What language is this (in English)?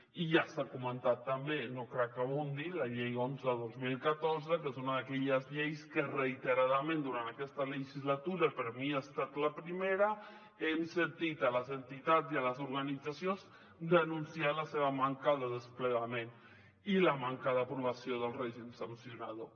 Catalan